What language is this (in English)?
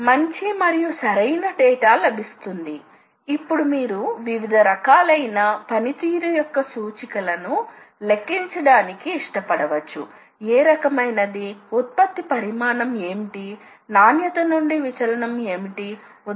Telugu